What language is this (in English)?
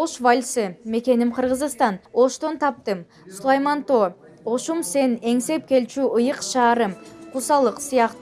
Turkish